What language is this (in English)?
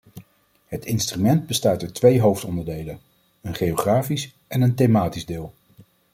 Dutch